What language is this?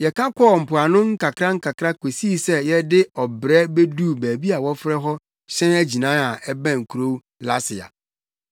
Akan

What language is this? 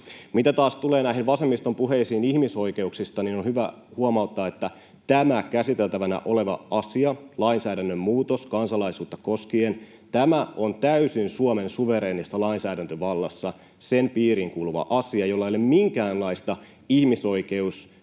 Finnish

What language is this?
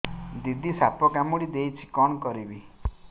Odia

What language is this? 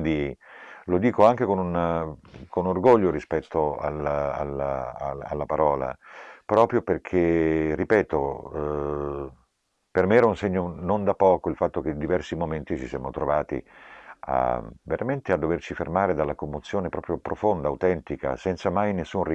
Italian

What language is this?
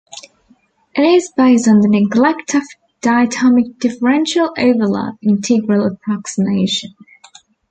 English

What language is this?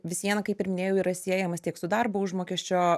Lithuanian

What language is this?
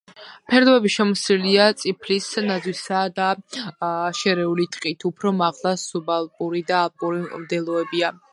Georgian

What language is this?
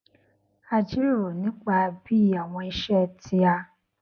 Yoruba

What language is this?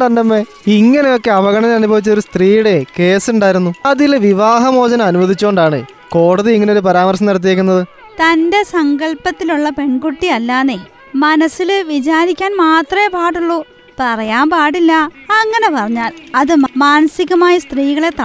Malayalam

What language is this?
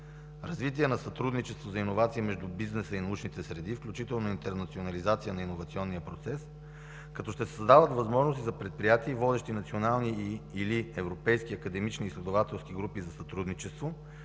Bulgarian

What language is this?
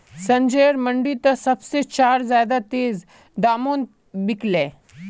Magahi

